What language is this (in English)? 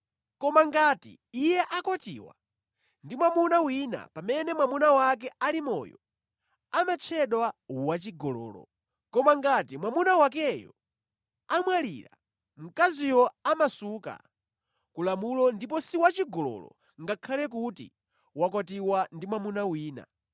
Nyanja